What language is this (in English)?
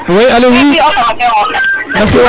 Serer